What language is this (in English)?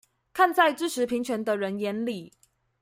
Chinese